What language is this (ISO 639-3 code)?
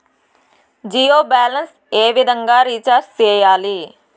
tel